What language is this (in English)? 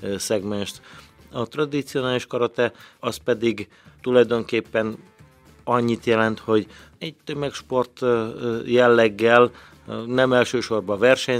Hungarian